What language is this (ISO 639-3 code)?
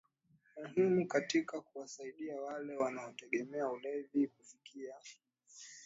swa